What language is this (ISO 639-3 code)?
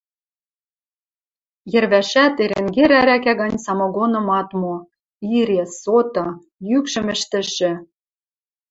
mrj